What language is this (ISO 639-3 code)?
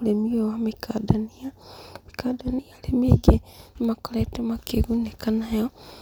kik